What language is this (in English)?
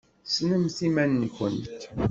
Kabyle